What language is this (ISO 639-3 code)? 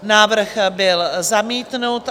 ces